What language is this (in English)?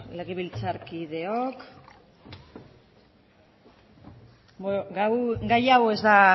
Basque